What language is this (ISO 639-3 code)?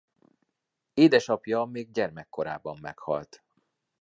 hun